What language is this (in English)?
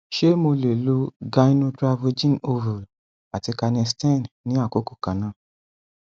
Yoruba